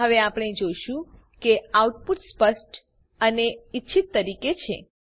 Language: Gujarati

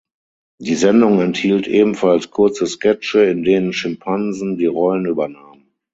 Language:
German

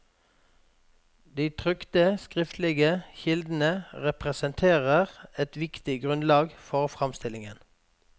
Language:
Norwegian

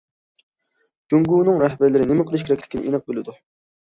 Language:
Uyghur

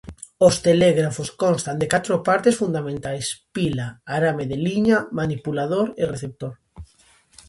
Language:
Galician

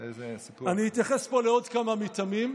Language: Hebrew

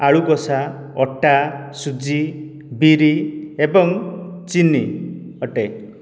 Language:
Odia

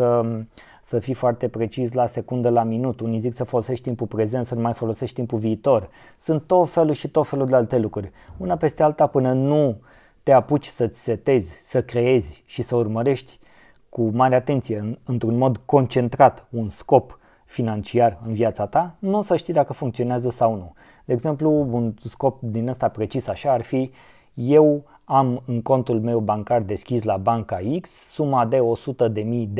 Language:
Romanian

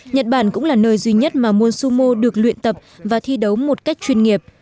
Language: Vietnamese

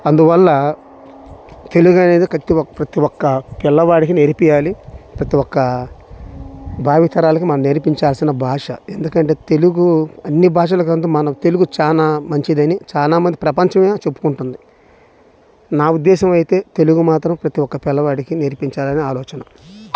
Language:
Telugu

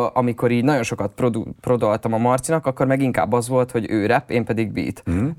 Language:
Hungarian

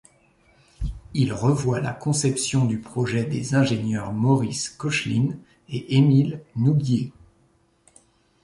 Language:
French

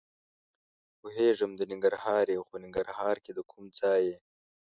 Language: Pashto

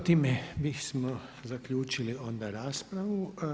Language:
Croatian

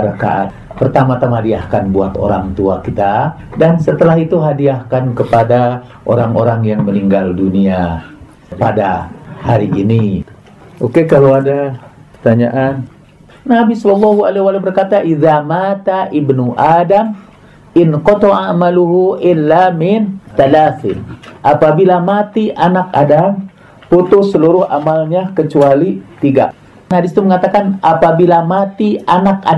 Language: Indonesian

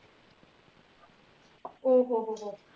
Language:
Punjabi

